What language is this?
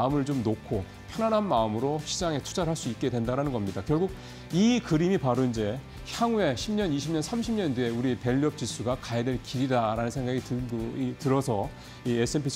Korean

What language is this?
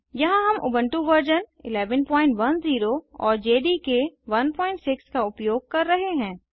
Hindi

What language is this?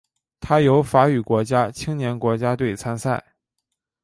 Chinese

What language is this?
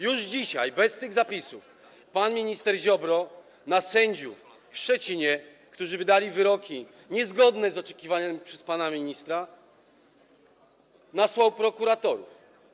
Polish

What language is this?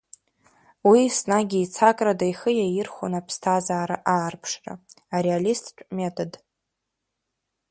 Abkhazian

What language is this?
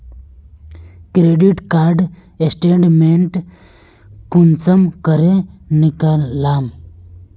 Magahi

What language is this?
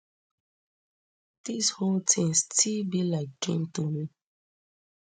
Nigerian Pidgin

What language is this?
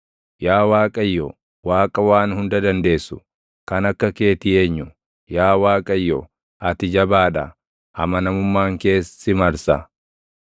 Oromo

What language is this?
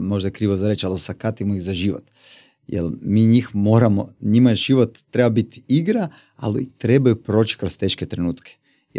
Croatian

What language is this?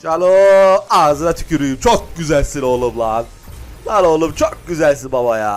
Turkish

